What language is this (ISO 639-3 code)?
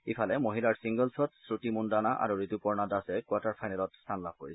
asm